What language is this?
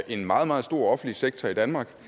Danish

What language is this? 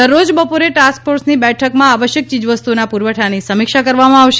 Gujarati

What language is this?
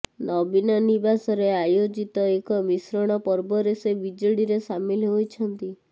Odia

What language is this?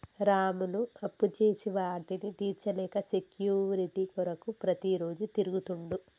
Telugu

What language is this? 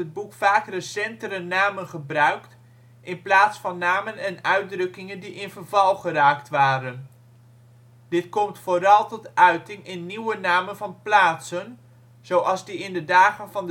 Dutch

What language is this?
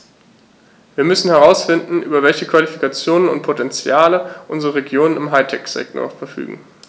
German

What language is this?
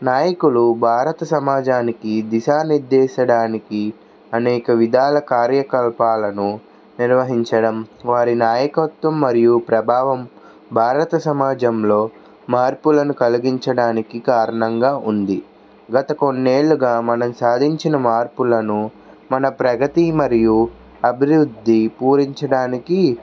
Telugu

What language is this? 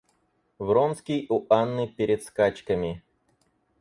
Russian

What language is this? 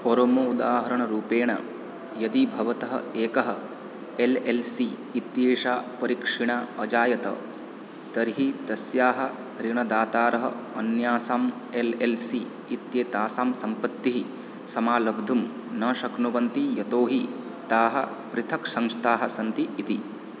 Sanskrit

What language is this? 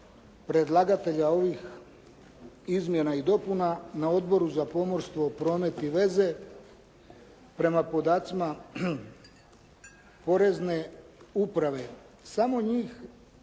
Croatian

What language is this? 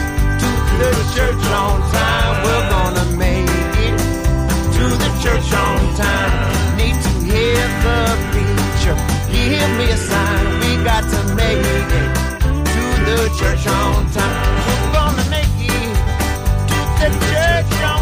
Hungarian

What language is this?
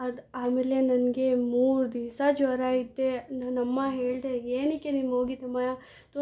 Kannada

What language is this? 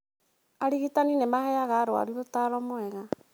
Kikuyu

